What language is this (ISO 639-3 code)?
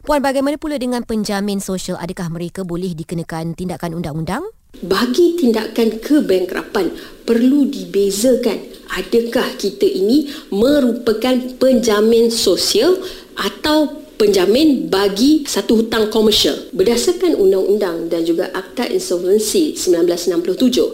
msa